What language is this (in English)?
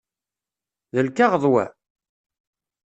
Kabyle